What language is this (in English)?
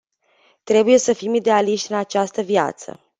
Romanian